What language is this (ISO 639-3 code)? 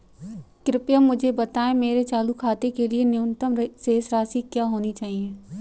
hin